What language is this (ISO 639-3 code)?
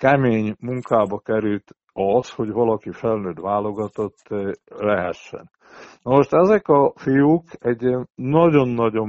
hun